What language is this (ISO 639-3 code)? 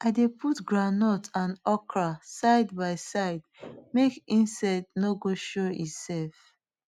pcm